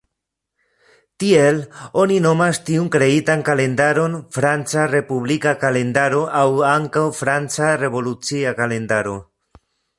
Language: Esperanto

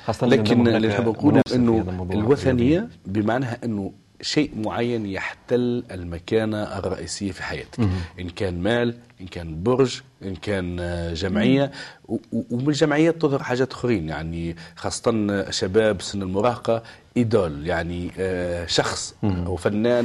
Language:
Arabic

